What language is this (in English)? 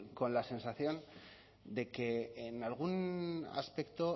Spanish